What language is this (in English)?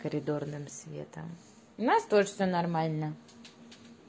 Russian